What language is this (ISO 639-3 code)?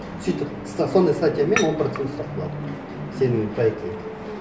kaz